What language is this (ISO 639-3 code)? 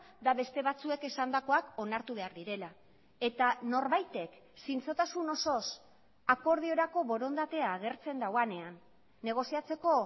eus